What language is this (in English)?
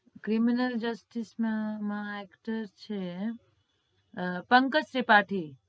Gujarati